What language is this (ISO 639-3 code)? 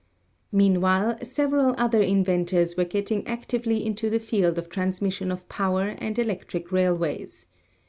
eng